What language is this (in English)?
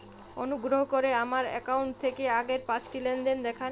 Bangla